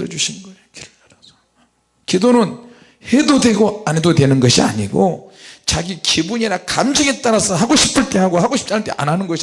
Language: Korean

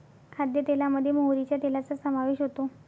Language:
Marathi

